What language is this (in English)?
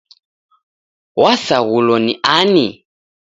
Taita